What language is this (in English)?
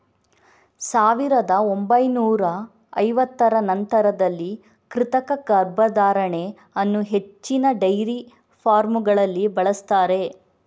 Kannada